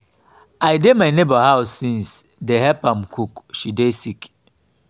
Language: Nigerian Pidgin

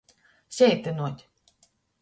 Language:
Latgalian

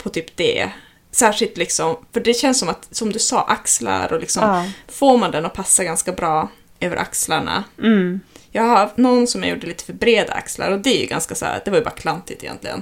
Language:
Swedish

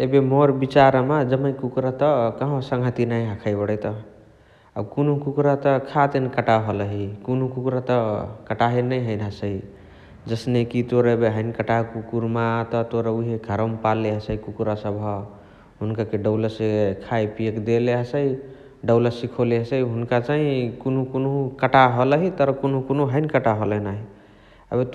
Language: Chitwania Tharu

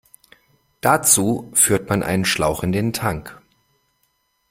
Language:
German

